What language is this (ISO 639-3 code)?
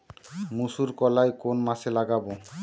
ben